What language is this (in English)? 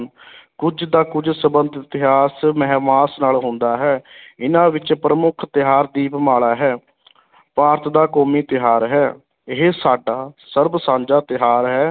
Punjabi